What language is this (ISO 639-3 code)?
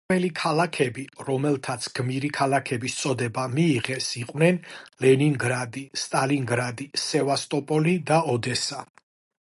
kat